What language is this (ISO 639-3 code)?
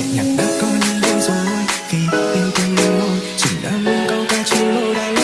ind